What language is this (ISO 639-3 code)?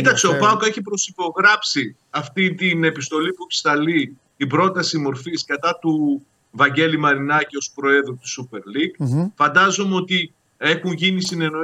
ell